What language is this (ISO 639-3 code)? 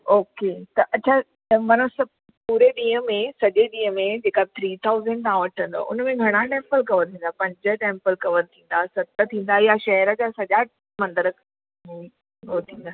snd